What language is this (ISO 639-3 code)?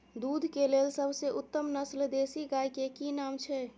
mai